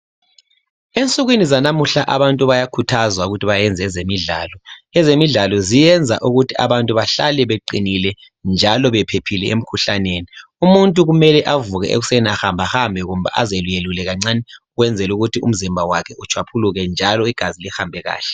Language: North Ndebele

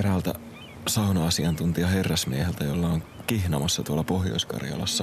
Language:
Finnish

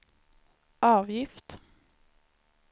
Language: Swedish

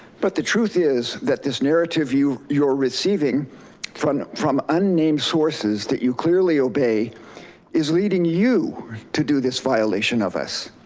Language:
English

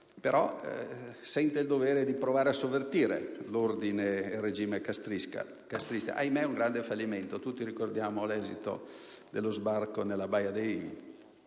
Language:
Italian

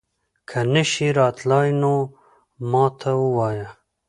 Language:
Pashto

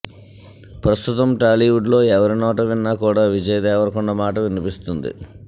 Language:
Telugu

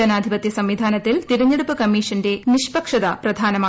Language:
Malayalam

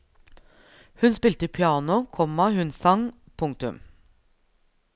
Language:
Norwegian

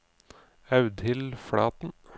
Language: Norwegian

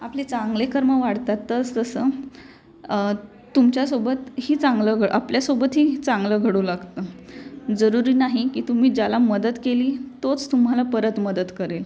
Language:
Marathi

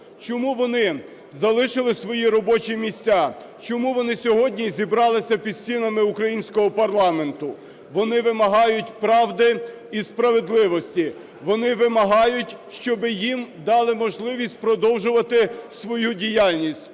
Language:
Ukrainian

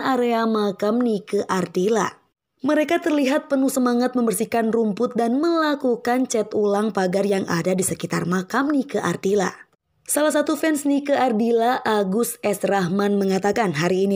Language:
Indonesian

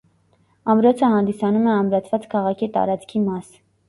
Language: Armenian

